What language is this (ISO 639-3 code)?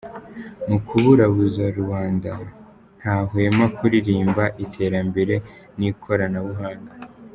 kin